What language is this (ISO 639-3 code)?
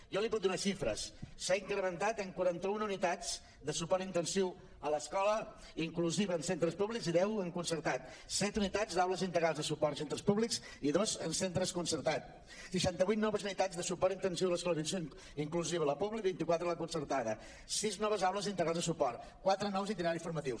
cat